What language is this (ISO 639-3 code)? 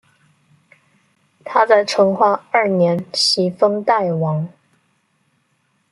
zho